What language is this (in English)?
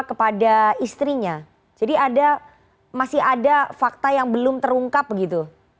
Indonesian